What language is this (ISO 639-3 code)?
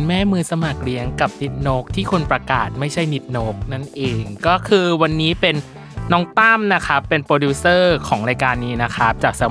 tha